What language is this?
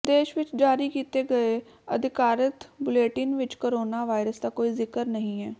Punjabi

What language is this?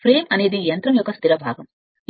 Telugu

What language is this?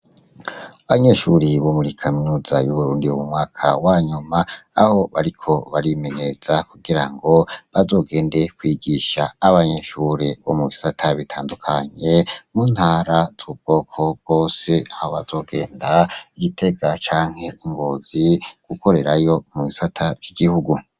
Rundi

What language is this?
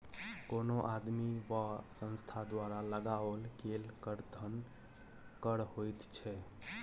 Maithili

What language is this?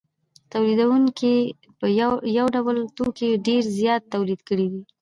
Pashto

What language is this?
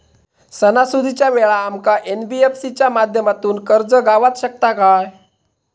Marathi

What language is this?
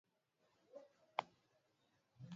Swahili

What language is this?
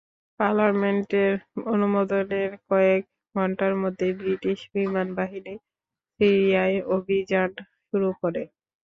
Bangla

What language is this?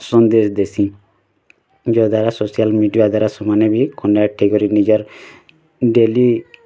Odia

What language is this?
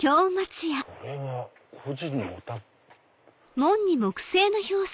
Japanese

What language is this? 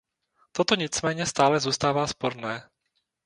Czech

